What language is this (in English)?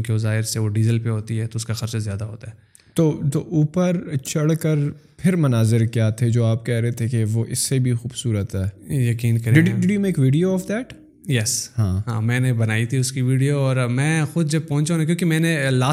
Urdu